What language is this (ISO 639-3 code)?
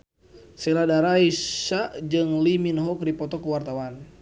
sun